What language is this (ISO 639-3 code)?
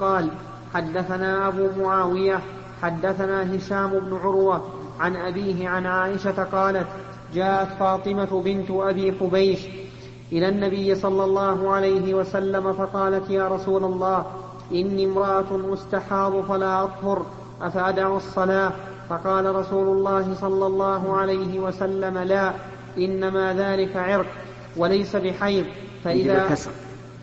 ara